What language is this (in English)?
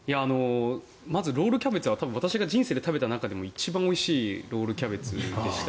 Japanese